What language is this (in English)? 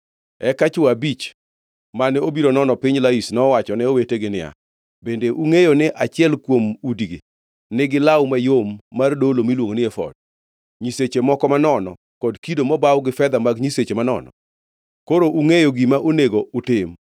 Luo (Kenya and Tanzania)